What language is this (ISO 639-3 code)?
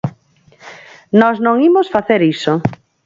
glg